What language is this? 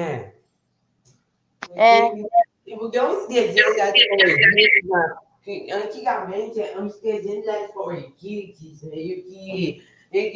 Portuguese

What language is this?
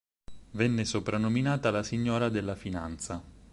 Italian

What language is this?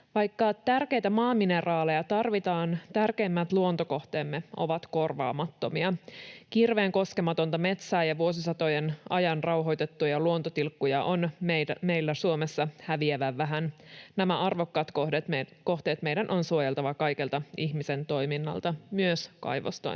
Finnish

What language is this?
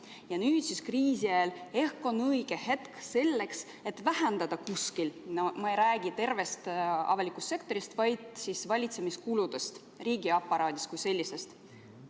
Estonian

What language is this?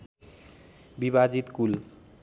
Nepali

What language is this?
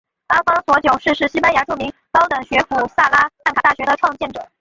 Chinese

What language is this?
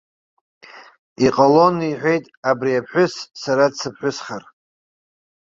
Abkhazian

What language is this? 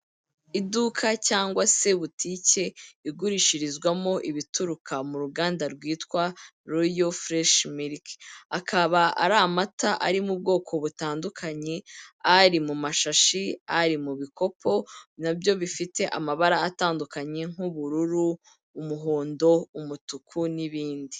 Kinyarwanda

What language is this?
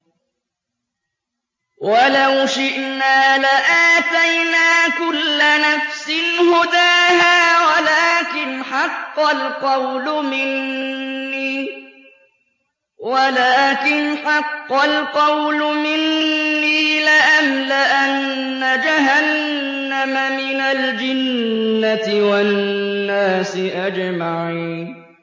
Arabic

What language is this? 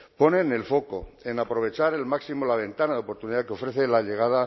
Spanish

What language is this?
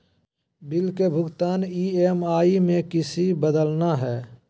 Magahi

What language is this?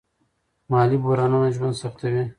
Pashto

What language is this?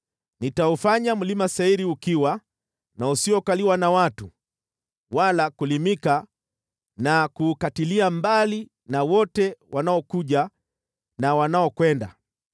Swahili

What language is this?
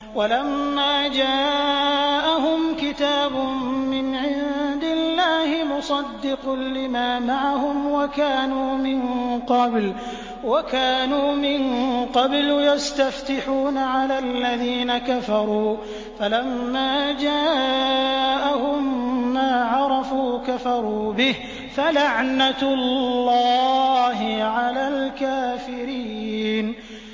Arabic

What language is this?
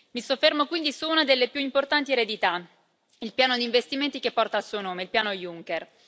Italian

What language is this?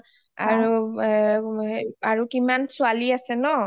Assamese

